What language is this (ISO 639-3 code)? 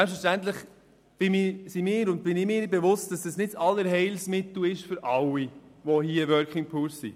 gsw